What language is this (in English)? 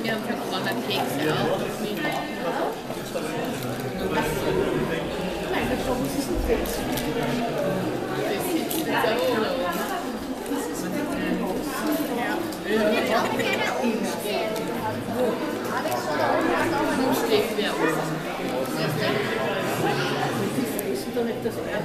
German